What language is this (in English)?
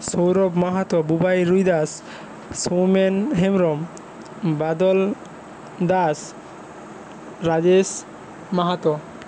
Bangla